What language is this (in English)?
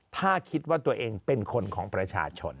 Thai